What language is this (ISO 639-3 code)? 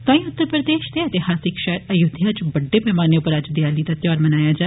doi